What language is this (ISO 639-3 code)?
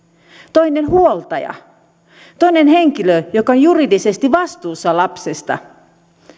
fin